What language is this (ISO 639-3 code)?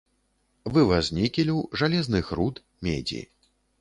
bel